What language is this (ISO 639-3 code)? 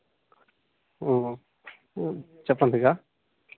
tel